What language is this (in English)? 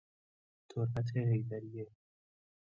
Persian